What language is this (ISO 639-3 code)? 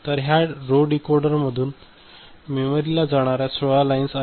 mar